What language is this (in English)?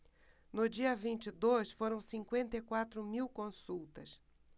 Portuguese